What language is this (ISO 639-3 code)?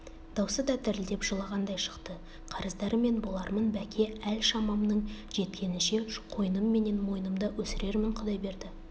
kaz